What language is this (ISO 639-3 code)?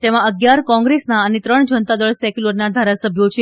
guj